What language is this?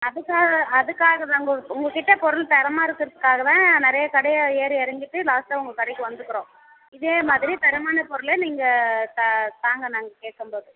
Tamil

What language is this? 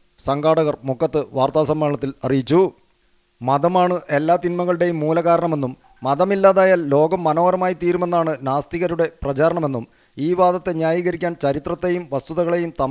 Romanian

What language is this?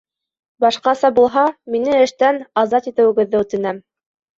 Bashkir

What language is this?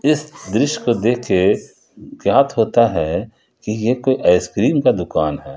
Hindi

